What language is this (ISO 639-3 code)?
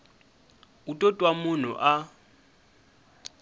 tso